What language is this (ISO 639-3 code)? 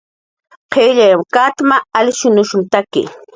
jqr